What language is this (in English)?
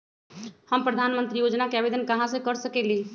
Magahi